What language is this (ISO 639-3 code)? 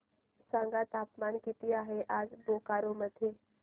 mar